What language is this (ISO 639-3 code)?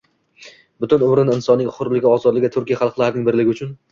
uzb